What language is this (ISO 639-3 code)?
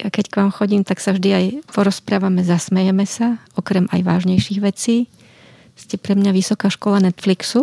slk